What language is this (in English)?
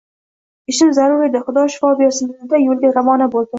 Uzbek